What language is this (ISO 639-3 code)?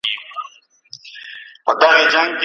pus